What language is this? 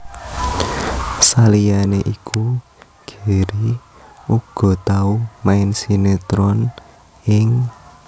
Javanese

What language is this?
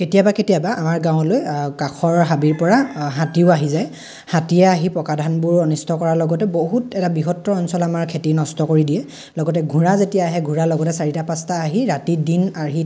Assamese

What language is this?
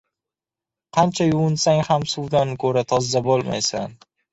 Uzbek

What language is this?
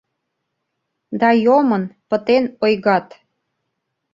Mari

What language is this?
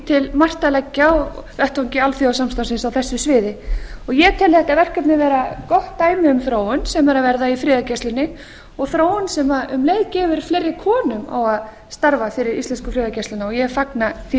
Icelandic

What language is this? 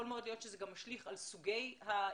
Hebrew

